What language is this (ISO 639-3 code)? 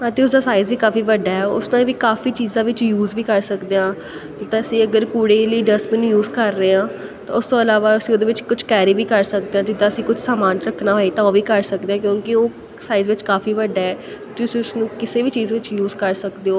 pan